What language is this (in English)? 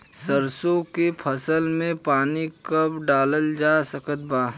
Bhojpuri